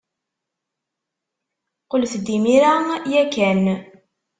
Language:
Kabyle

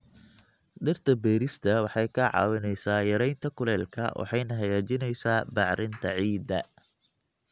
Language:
Somali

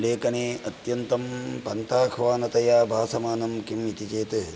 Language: Sanskrit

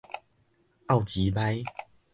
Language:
Min Nan Chinese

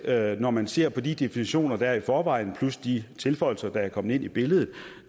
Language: Danish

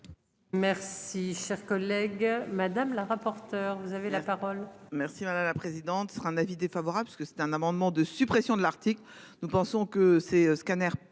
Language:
French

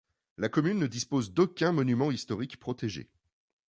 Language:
French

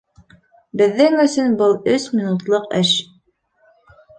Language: Bashkir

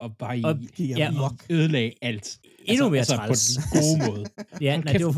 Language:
Danish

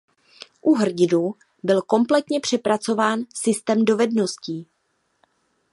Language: Czech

